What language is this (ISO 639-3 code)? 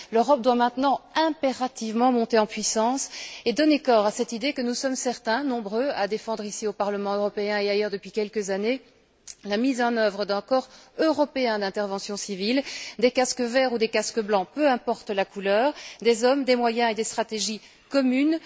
fra